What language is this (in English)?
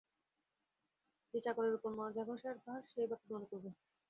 Bangla